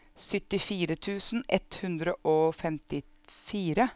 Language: Norwegian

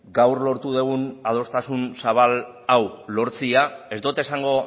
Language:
Basque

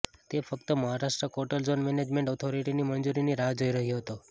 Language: Gujarati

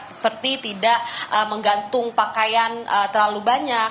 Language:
Indonesian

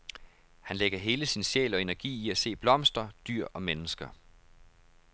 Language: Danish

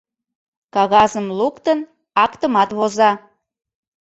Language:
Mari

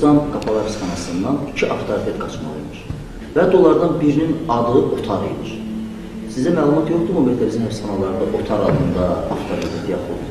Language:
Turkish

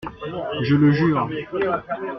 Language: French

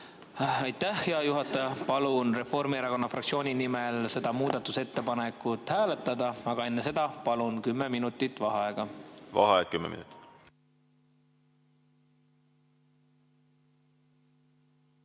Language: Estonian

